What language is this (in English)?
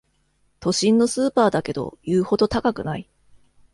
Japanese